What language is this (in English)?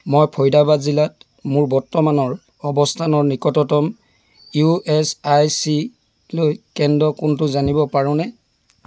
Assamese